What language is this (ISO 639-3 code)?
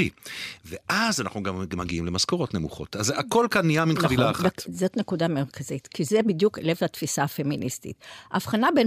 heb